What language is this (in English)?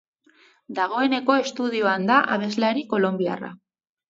Basque